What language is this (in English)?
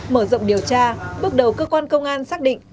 Vietnamese